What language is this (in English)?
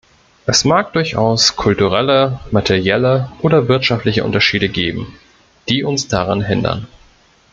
German